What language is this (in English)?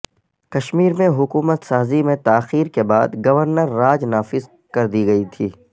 Urdu